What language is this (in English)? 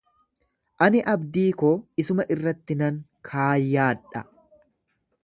Oromo